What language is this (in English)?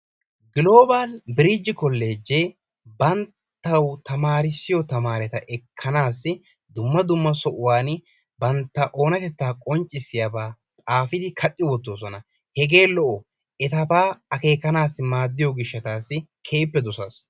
Wolaytta